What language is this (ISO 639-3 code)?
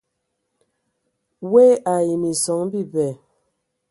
ewo